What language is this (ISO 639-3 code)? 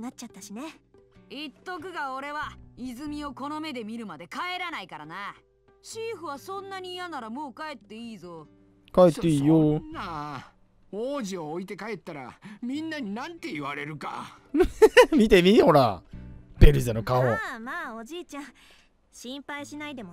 jpn